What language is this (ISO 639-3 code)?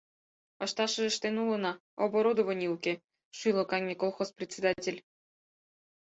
chm